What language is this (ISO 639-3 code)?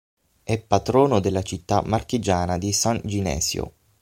ita